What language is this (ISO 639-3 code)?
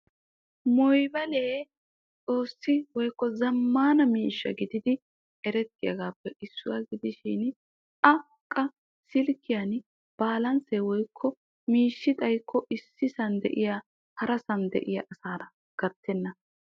wal